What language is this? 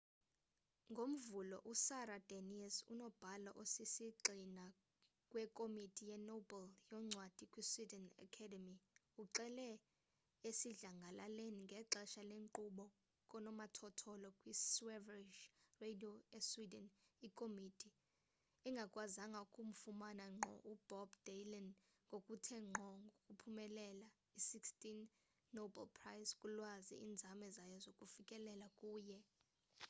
Xhosa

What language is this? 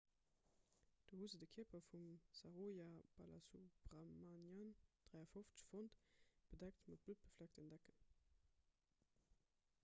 Luxembourgish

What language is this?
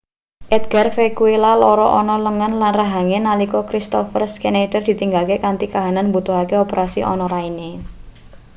Javanese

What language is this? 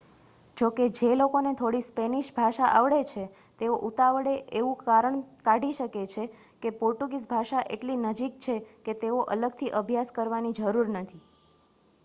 Gujarati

